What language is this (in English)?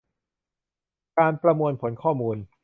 Thai